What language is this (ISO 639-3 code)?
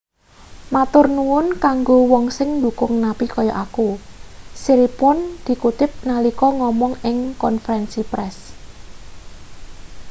jav